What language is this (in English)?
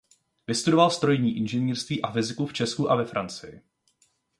Czech